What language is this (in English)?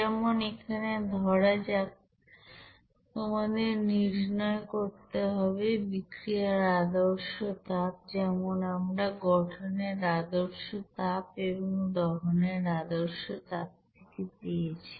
Bangla